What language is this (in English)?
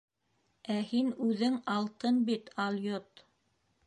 Bashkir